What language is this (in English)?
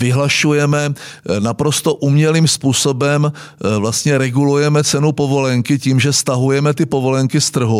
Czech